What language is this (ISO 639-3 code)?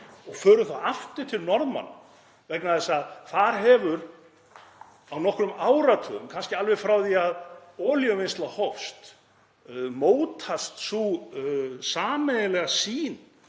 isl